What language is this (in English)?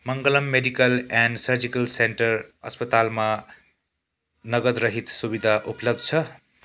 Nepali